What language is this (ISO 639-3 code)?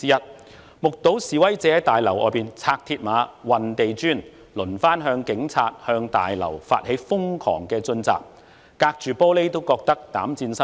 yue